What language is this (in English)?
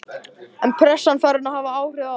Icelandic